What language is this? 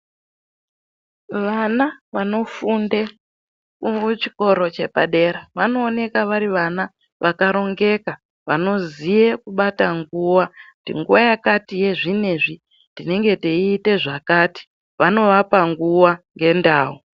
Ndau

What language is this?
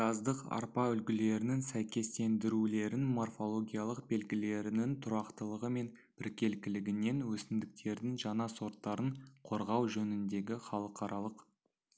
Kazakh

